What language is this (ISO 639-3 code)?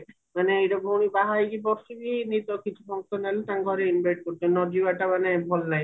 ori